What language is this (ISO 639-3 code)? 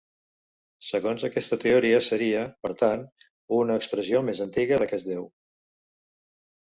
cat